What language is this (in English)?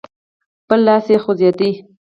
Pashto